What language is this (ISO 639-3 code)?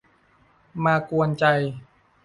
tha